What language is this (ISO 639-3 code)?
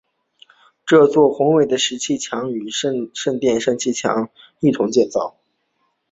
zho